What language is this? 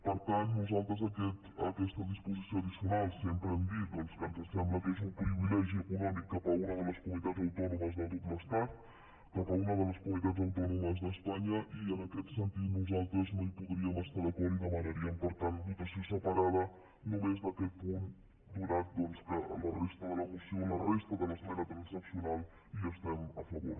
Catalan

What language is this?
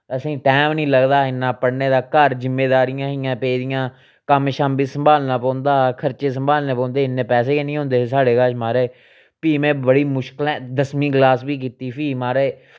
Dogri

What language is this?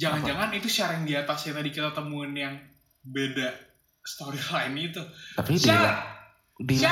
Indonesian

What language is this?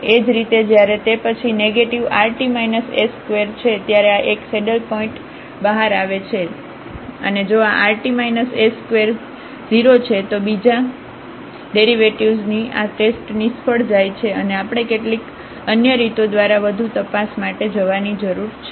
Gujarati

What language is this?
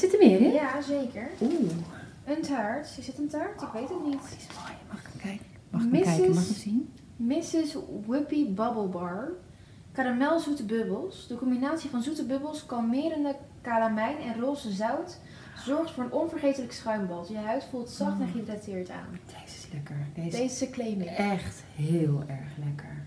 Dutch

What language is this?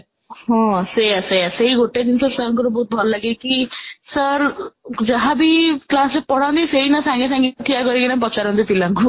Odia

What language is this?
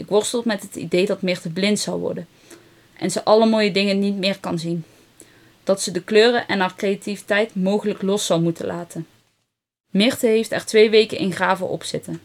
Dutch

